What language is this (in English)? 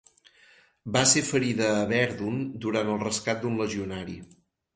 Catalan